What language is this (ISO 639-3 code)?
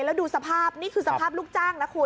tha